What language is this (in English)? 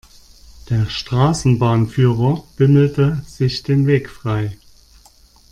German